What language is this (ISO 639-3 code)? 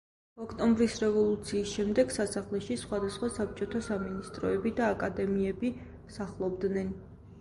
kat